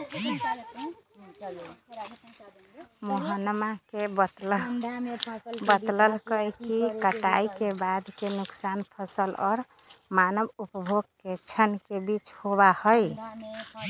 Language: Magahi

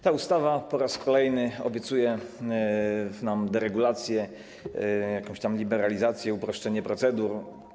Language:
Polish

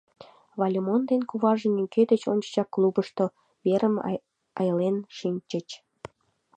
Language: Mari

